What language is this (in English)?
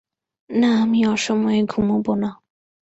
Bangla